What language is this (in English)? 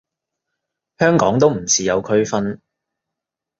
Cantonese